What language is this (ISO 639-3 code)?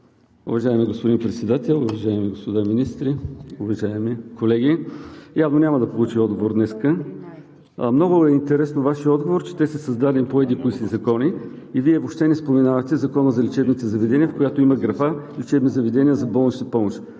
bul